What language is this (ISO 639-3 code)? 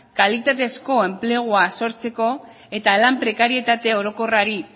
eus